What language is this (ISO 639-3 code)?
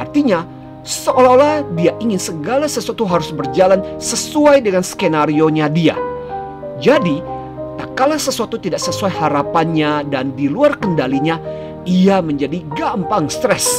ind